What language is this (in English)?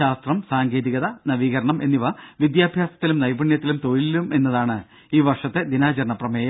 Malayalam